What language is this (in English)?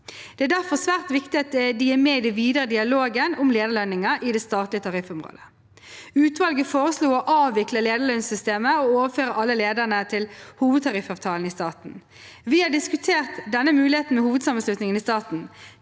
Norwegian